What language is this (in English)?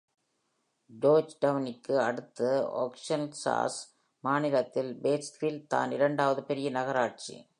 Tamil